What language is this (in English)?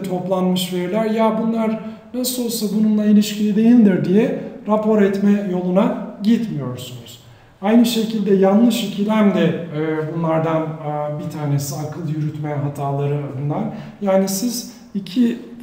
Turkish